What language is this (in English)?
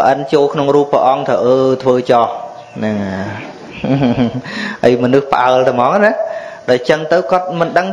Vietnamese